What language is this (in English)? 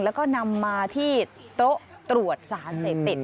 Thai